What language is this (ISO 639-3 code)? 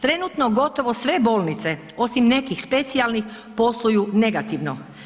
hrv